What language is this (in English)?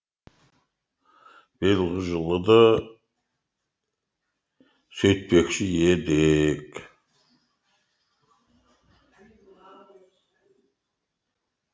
Kazakh